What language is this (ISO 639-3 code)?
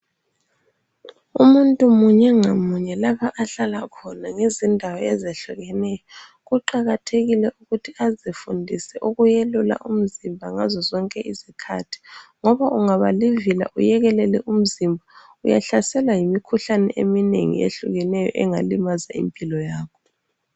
nde